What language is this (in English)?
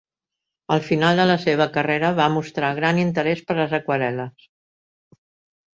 Catalan